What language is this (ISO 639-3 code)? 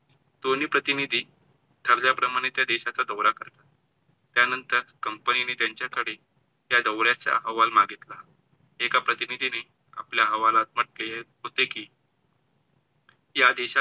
mar